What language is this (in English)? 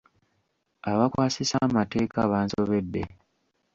Ganda